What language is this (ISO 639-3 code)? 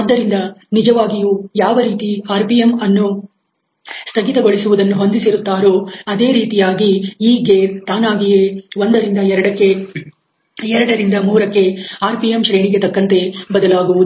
kan